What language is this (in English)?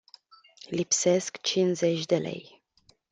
Romanian